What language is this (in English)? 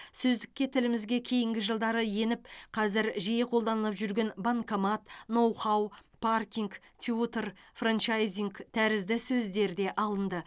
Kazakh